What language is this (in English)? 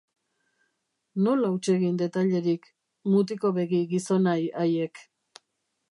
Basque